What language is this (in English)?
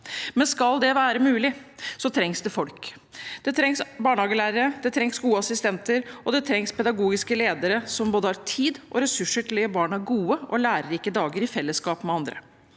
Norwegian